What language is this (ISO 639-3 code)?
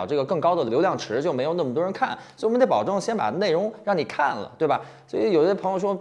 zho